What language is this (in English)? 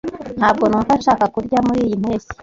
Kinyarwanda